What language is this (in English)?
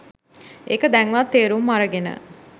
Sinhala